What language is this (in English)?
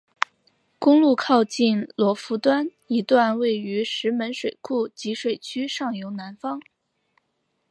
Chinese